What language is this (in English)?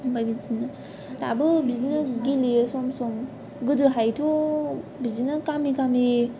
Bodo